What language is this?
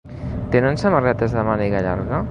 Catalan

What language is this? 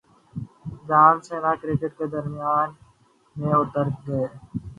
Urdu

